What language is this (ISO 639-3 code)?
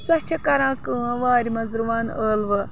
kas